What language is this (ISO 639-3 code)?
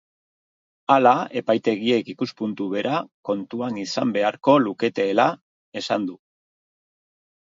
eus